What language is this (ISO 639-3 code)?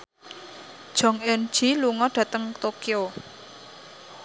jav